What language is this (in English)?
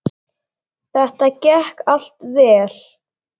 Icelandic